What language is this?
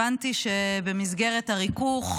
Hebrew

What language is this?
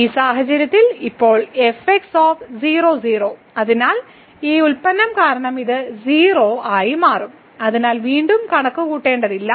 Malayalam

